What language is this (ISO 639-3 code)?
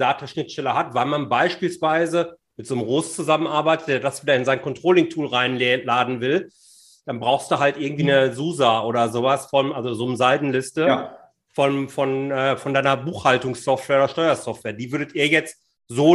deu